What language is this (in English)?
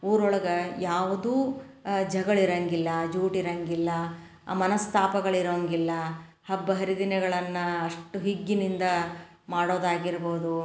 Kannada